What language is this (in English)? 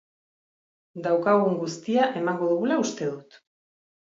Basque